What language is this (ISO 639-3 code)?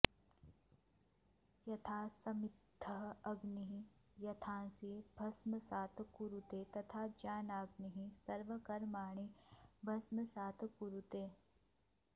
san